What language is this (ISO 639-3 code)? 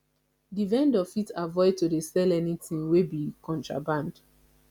pcm